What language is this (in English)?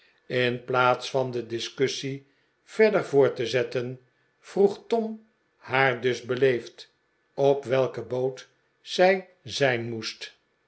Dutch